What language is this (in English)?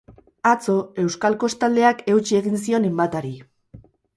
Basque